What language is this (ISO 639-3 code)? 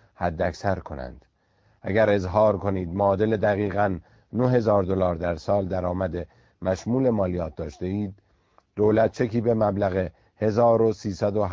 fas